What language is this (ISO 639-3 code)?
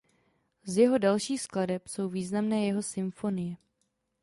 ces